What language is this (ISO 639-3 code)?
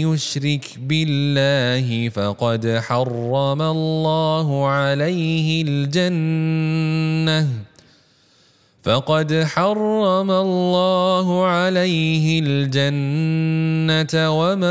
msa